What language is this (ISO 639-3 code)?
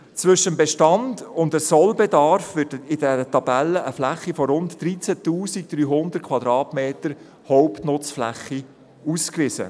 gsw